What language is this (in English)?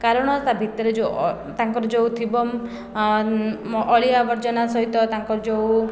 Odia